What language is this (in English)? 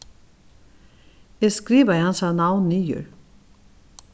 Faroese